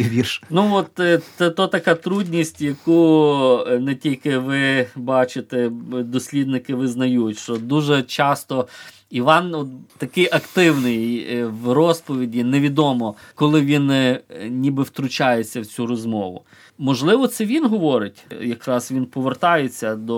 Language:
Ukrainian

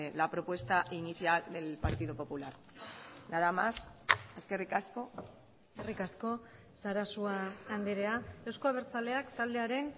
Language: Basque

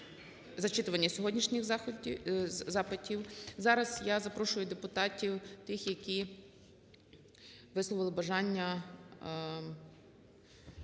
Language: Ukrainian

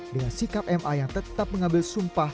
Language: Indonesian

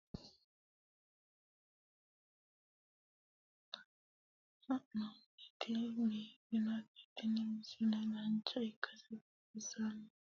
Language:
Sidamo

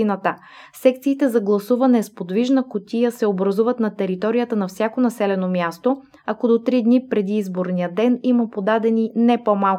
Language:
Bulgarian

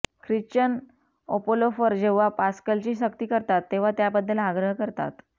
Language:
Marathi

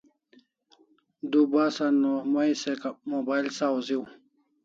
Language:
Kalasha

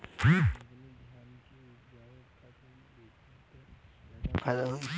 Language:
Bhojpuri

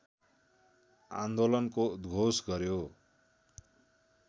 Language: Nepali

